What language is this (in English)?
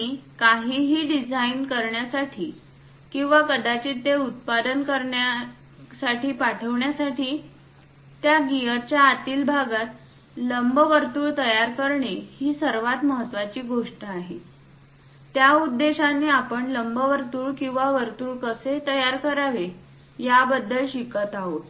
Marathi